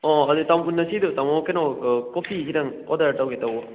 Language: Manipuri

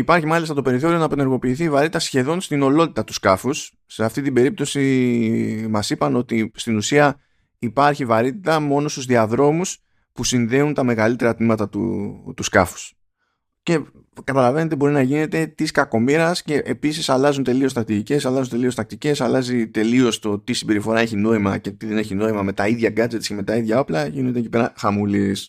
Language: Greek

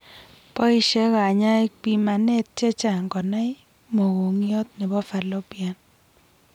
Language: Kalenjin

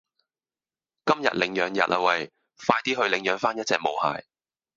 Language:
Cantonese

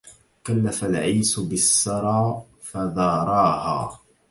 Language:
Arabic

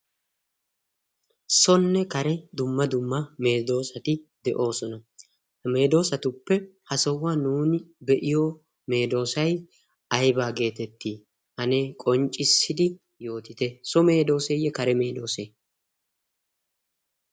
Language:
Wolaytta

